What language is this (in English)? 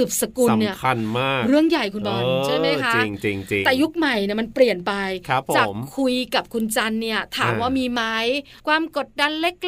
Thai